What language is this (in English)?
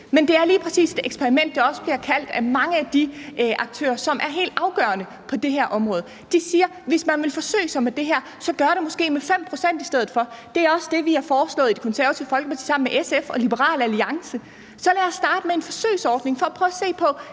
Danish